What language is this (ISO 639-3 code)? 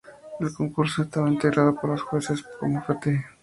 spa